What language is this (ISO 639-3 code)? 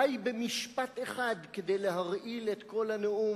heb